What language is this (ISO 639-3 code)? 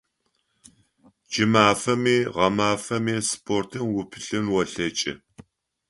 ady